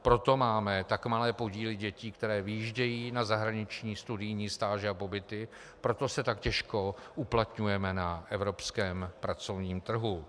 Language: Czech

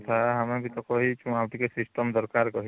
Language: Odia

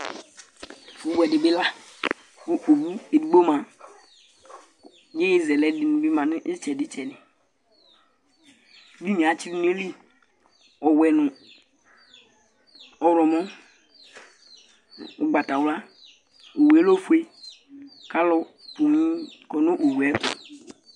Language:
Ikposo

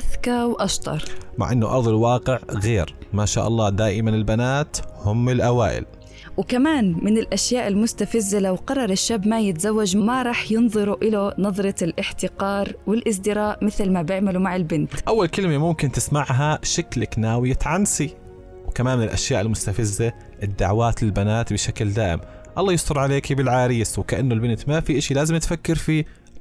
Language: Arabic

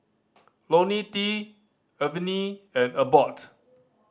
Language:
English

